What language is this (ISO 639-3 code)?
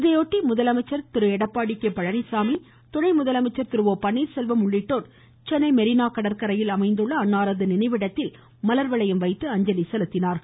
tam